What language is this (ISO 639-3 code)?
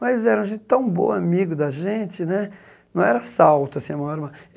por